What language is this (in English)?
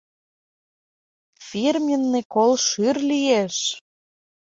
Mari